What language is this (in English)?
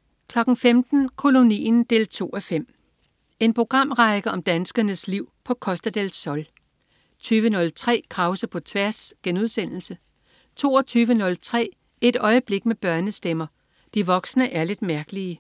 Danish